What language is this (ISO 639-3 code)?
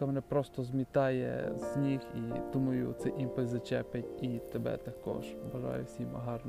ukr